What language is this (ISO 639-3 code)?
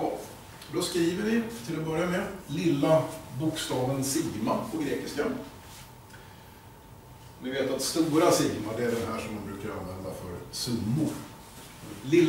swe